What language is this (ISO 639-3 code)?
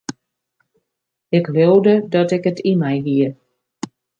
fry